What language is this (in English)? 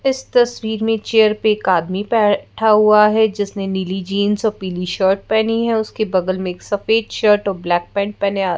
Hindi